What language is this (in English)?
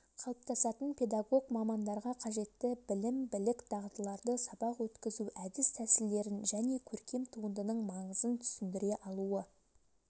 Kazakh